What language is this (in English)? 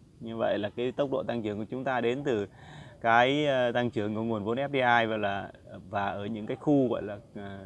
Vietnamese